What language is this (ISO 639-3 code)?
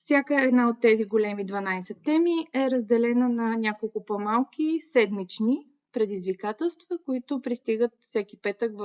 bul